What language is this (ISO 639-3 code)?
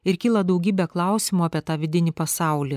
lit